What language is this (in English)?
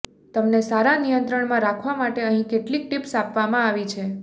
Gujarati